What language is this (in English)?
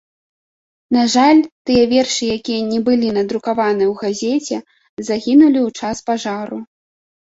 Belarusian